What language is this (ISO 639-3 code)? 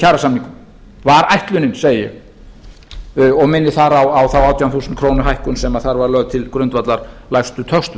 isl